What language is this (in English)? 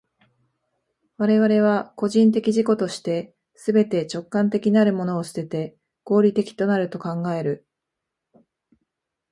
Japanese